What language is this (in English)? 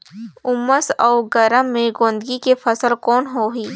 Chhattisgarhi